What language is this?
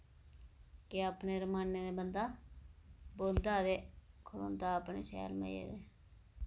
Dogri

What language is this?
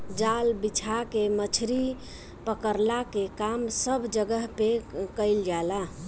Bhojpuri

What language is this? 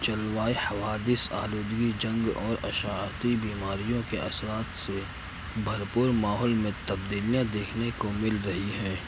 Urdu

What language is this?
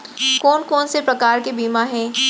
Chhattisgarhi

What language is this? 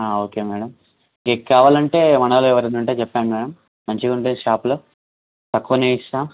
Telugu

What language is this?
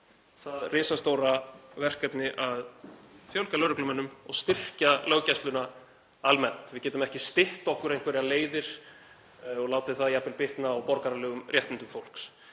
Icelandic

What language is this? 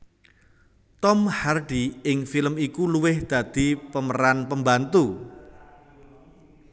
Javanese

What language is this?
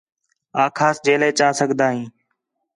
Khetrani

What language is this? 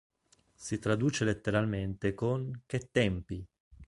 Italian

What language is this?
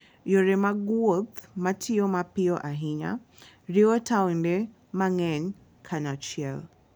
Luo (Kenya and Tanzania)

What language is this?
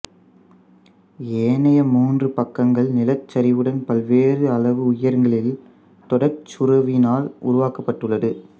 Tamil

